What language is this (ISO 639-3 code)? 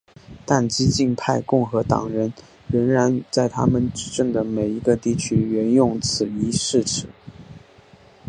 zho